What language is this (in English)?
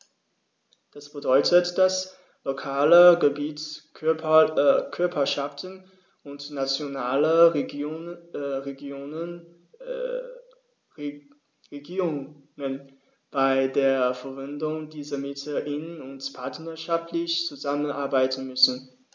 German